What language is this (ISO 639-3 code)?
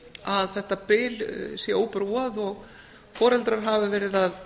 isl